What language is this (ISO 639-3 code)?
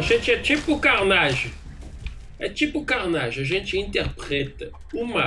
por